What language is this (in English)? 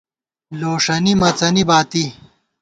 Gawar-Bati